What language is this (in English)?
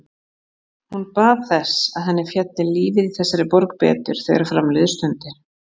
Icelandic